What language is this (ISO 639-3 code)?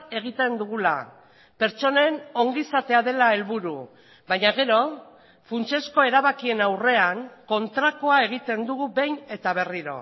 eus